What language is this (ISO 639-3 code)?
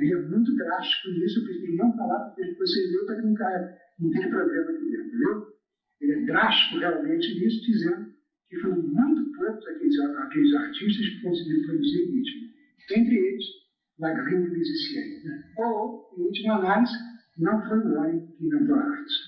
por